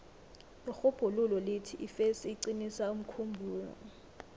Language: South Ndebele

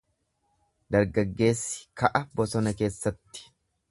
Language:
Oromo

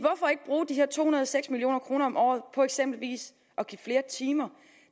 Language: Danish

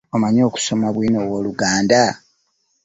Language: Ganda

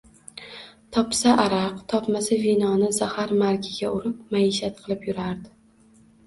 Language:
Uzbek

